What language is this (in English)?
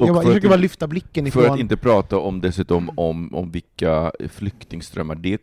Swedish